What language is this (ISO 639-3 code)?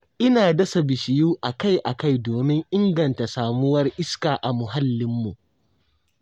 hau